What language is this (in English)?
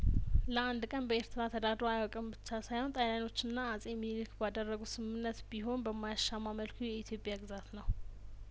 Amharic